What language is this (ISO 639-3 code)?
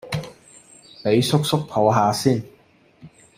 yue